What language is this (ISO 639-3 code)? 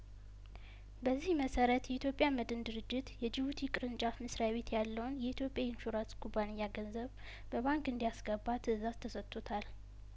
amh